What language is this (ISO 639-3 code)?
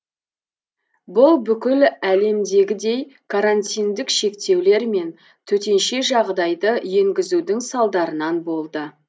kaz